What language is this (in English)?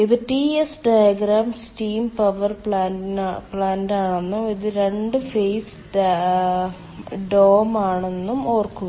Malayalam